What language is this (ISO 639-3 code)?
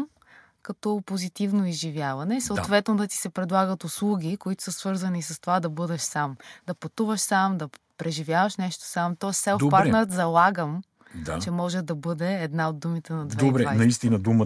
bul